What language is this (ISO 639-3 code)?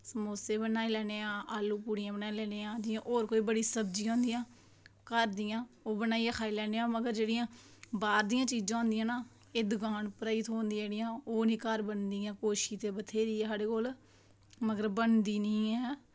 doi